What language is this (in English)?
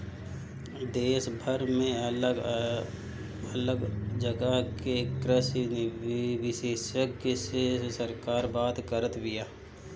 Bhojpuri